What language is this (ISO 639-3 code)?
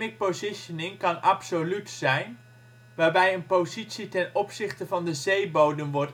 nld